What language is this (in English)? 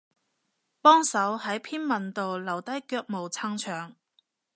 Cantonese